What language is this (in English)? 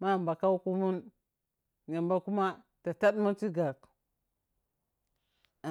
Piya-Kwonci